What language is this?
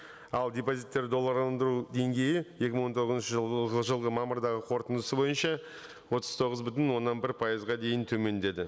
Kazakh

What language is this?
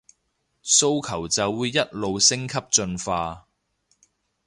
Cantonese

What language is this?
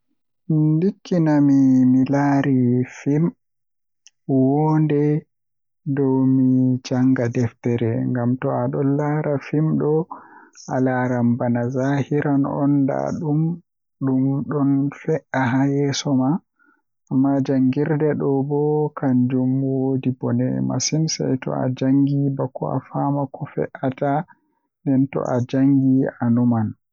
Western Niger Fulfulde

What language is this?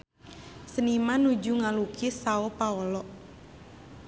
Sundanese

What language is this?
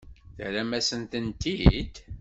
Kabyle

